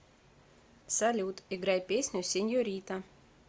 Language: Russian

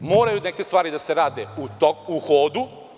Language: Serbian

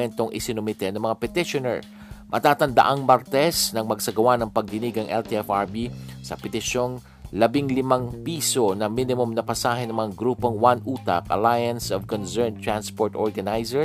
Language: Filipino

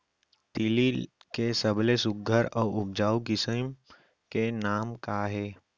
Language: Chhattisgarhi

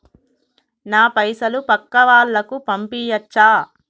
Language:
Telugu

